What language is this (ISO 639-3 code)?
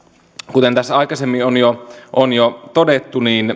fin